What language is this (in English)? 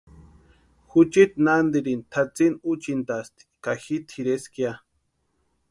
Western Highland Purepecha